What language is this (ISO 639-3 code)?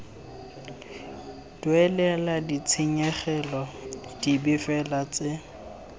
tsn